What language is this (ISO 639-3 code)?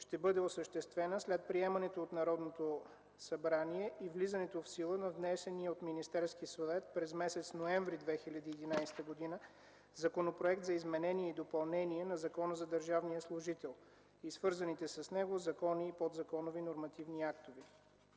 bul